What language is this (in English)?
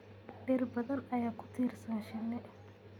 Somali